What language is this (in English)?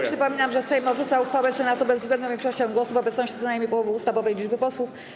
Polish